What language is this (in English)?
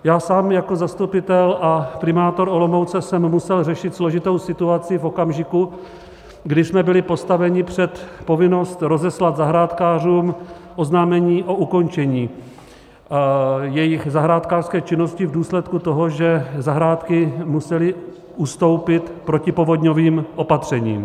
Czech